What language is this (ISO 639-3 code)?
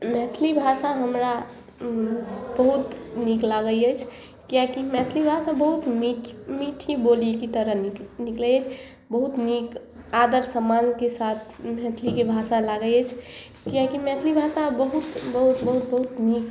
mai